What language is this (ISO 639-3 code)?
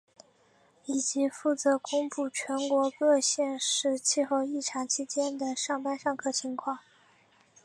zho